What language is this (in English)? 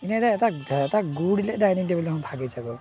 Assamese